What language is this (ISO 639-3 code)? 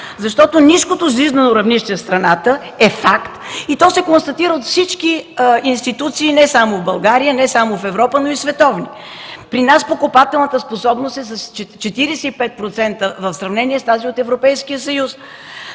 bul